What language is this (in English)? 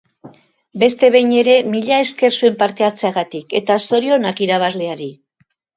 Basque